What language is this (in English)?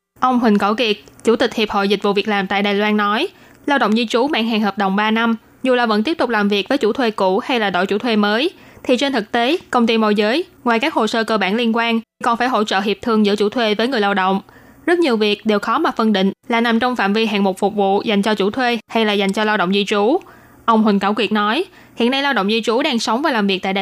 Vietnamese